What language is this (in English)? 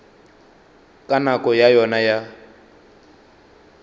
Northern Sotho